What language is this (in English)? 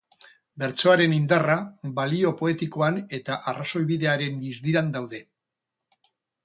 Basque